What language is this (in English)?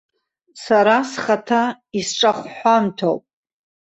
Abkhazian